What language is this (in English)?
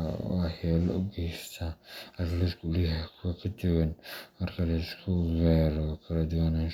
Somali